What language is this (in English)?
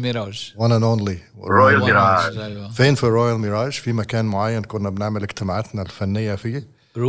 Arabic